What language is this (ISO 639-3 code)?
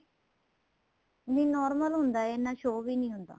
pan